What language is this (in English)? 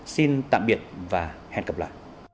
Vietnamese